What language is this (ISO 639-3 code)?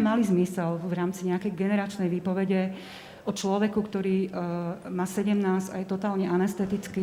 slk